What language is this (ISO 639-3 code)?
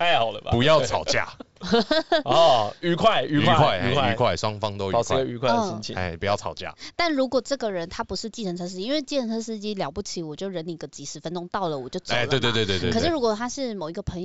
zho